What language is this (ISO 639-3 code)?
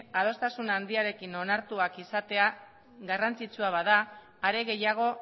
eus